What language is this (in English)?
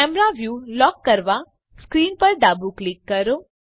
Gujarati